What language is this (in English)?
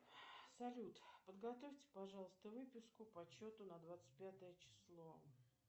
Russian